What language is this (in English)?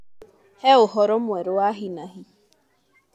Kikuyu